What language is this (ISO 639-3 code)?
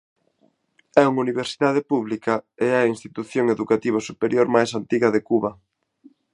glg